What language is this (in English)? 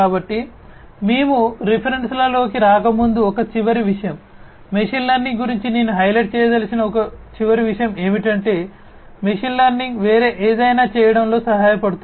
Telugu